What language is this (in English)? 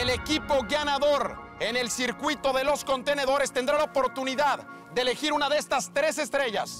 Spanish